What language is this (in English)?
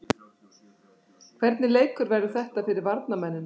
Icelandic